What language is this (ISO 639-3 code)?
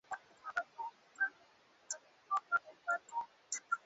swa